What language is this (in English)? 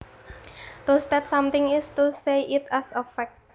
Javanese